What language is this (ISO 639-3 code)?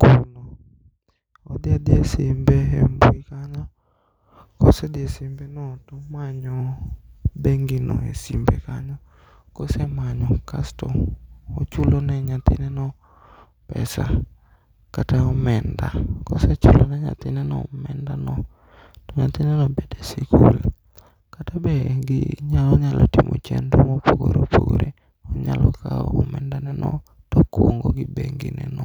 luo